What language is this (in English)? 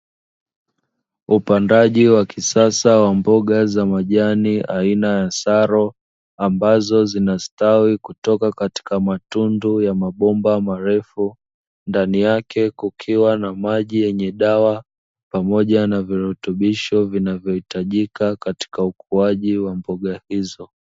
Swahili